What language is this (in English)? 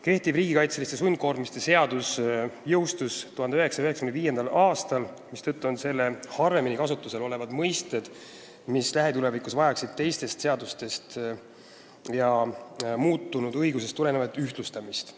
Estonian